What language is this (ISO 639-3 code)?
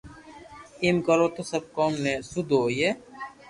lrk